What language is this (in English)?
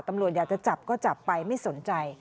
Thai